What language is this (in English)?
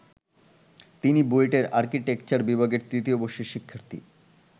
Bangla